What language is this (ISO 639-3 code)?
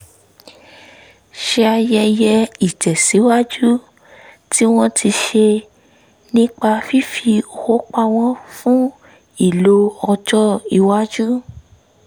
yor